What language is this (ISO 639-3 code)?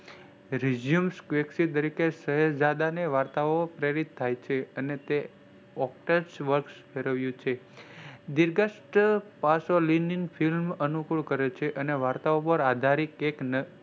guj